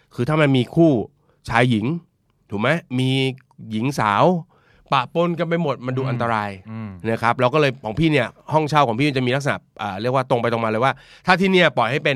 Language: Thai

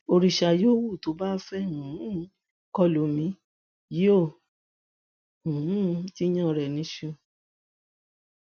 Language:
Yoruba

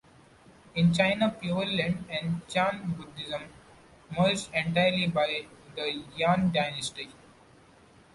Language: English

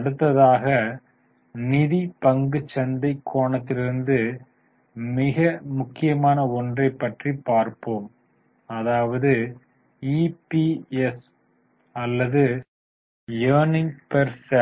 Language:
Tamil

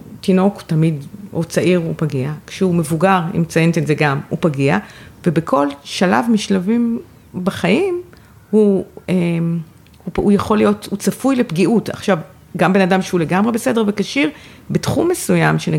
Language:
Hebrew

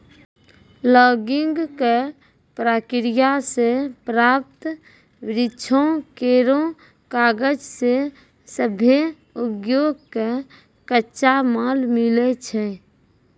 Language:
Maithili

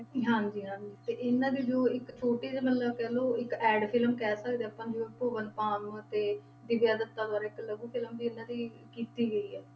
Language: Punjabi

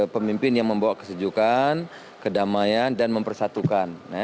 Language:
Indonesian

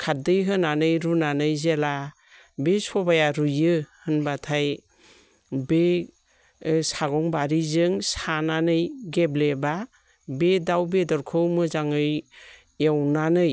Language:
Bodo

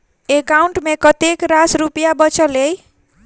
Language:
Maithili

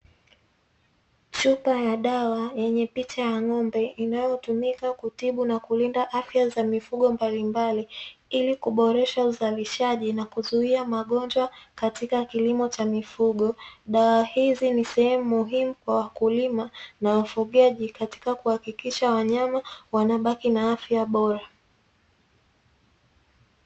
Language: Swahili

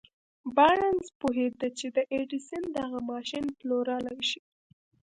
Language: Pashto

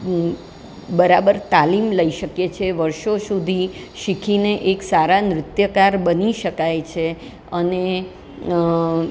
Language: Gujarati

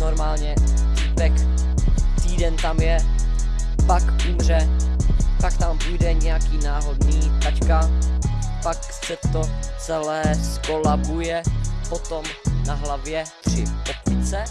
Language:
Czech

